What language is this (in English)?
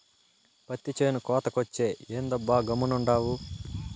Telugu